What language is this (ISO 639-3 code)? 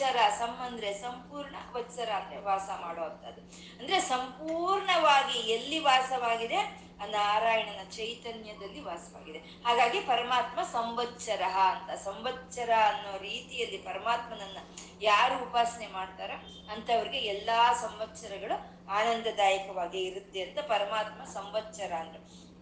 kan